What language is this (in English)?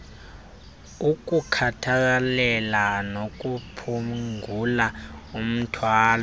Xhosa